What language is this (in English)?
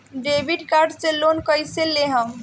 Bhojpuri